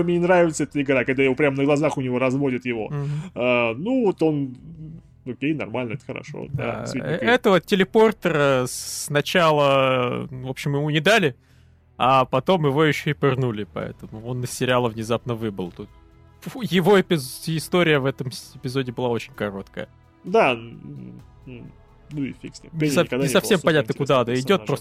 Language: Russian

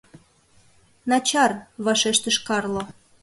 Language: Mari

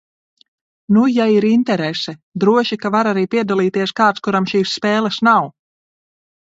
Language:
Latvian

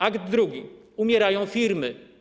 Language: Polish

